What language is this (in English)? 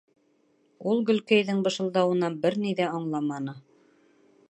Bashkir